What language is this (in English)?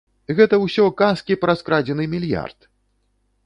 Belarusian